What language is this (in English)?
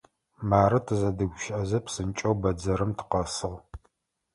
Adyghe